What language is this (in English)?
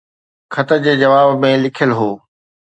Sindhi